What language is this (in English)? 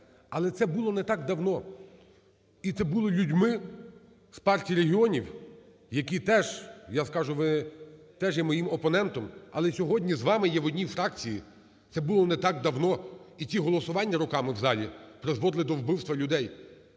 Ukrainian